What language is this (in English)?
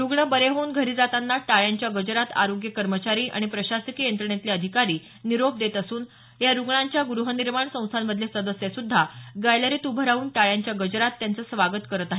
Marathi